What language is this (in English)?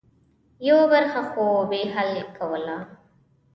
Pashto